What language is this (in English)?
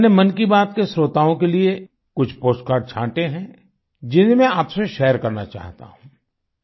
Hindi